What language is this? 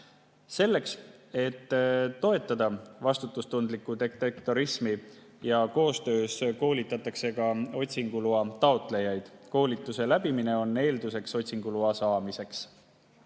Estonian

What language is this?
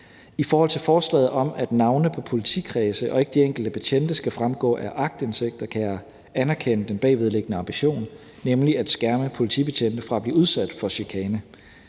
Danish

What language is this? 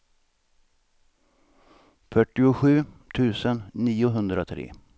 Swedish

